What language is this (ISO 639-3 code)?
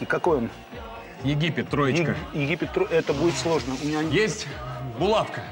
rus